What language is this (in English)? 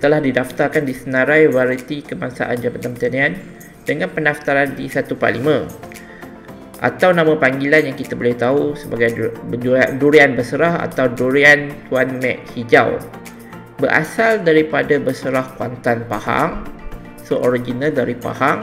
Malay